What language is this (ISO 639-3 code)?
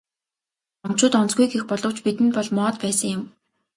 mon